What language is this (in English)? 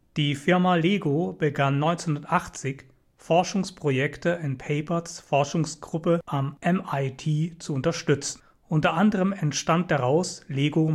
German